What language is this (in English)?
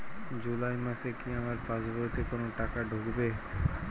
Bangla